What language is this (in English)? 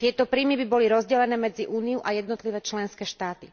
Slovak